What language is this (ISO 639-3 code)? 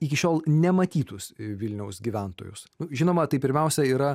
lit